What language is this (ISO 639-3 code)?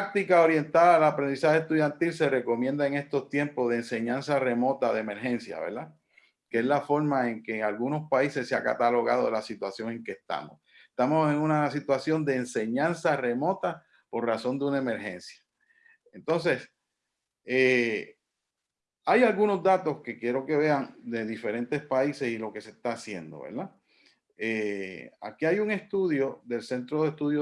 spa